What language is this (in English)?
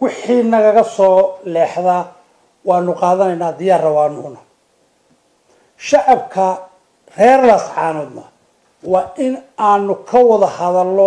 Arabic